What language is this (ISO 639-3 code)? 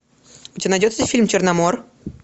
rus